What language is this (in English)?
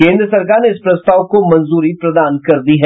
Hindi